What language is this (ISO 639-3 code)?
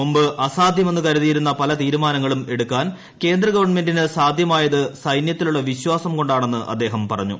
mal